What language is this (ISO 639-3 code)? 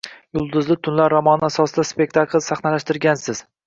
uzb